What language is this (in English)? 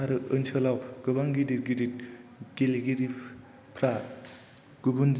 Bodo